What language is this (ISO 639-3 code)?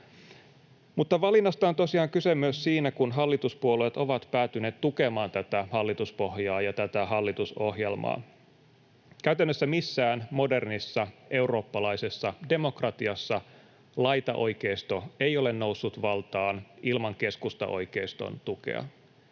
fin